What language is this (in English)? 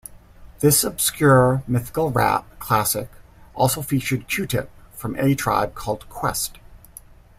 English